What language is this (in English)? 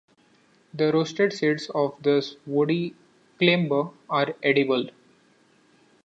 English